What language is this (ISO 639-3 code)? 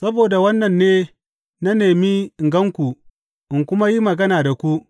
hau